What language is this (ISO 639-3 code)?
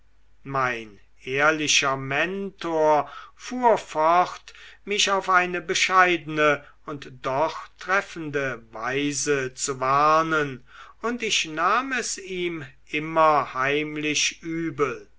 deu